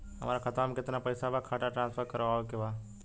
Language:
Bhojpuri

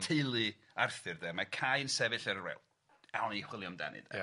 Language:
Welsh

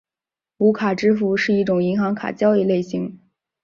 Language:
Chinese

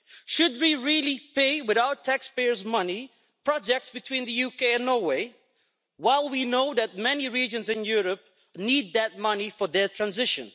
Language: English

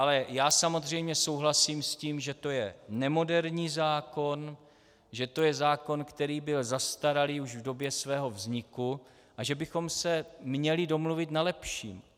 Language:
Czech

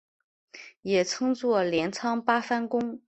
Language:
Chinese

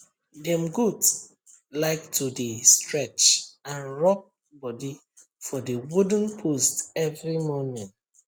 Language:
Nigerian Pidgin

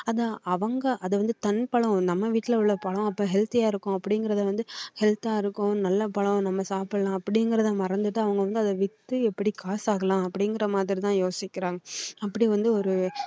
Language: Tamil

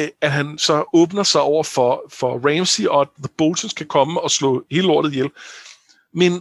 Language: Danish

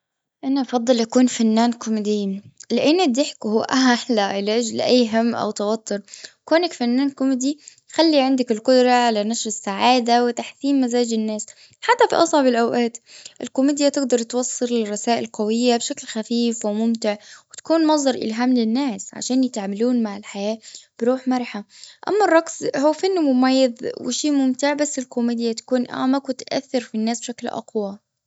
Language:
Gulf Arabic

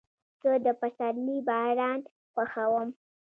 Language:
Pashto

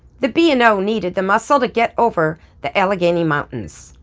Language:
English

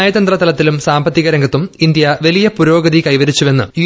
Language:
Malayalam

